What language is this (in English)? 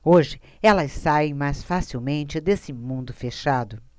Portuguese